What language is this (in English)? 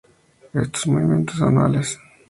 Spanish